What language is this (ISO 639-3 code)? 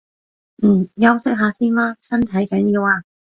yue